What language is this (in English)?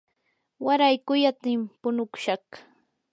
Yanahuanca Pasco Quechua